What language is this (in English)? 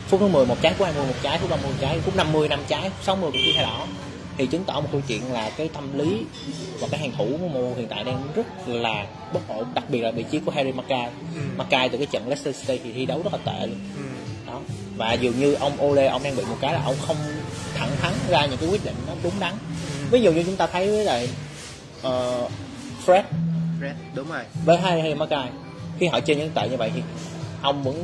Vietnamese